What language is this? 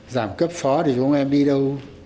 Vietnamese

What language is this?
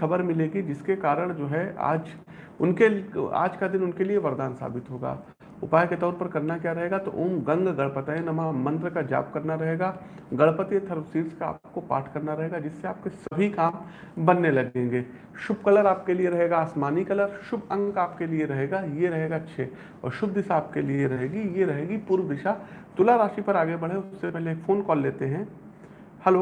Hindi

